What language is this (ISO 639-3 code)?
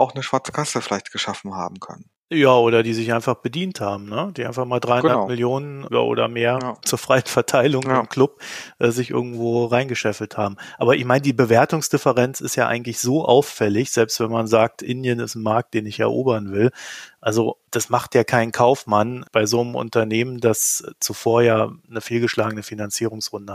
deu